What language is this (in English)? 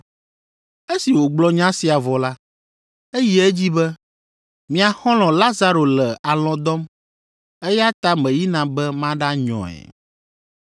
Ewe